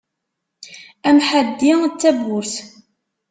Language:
Kabyle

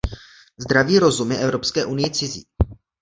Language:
Czech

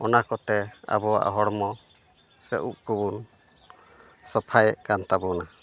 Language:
Santali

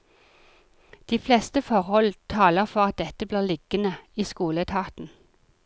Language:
Norwegian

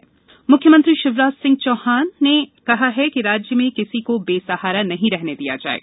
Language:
Hindi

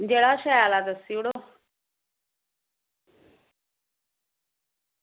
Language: Dogri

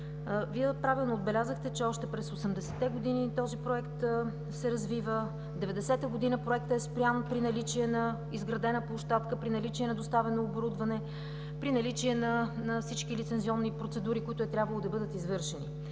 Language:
Bulgarian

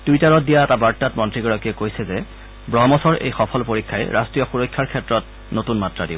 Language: Assamese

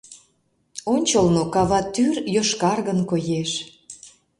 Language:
Mari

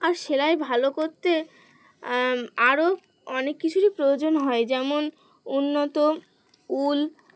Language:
Bangla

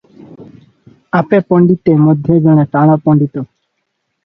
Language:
Odia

